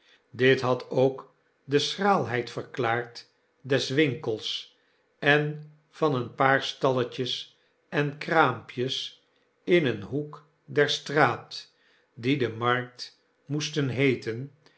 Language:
Dutch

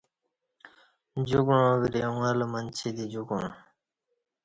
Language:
Kati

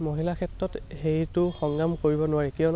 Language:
Assamese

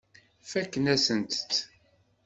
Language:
Kabyle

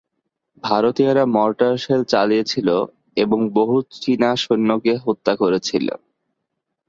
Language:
Bangla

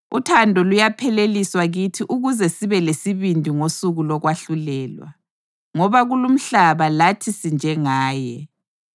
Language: North Ndebele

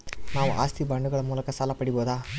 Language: Kannada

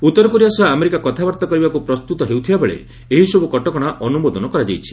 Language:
Odia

